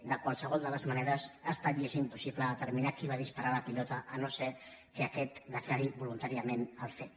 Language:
Catalan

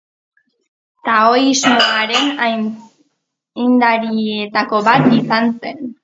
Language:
Basque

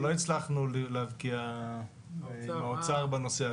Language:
Hebrew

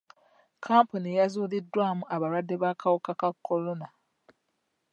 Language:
Ganda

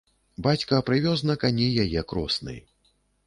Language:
Belarusian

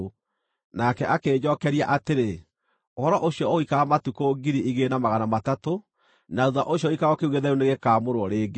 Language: Kikuyu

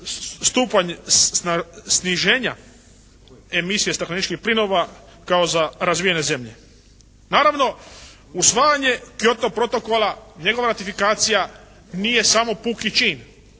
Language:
Croatian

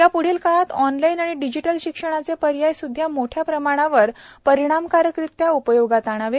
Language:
Marathi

